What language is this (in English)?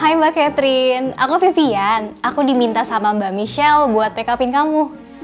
Indonesian